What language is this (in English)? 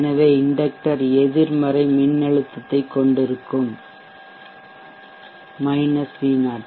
Tamil